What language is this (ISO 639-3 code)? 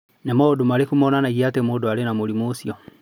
kik